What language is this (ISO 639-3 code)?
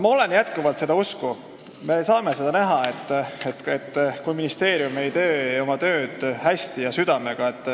est